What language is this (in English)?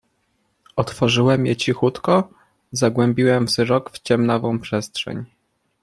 Polish